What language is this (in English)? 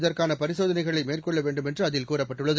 Tamil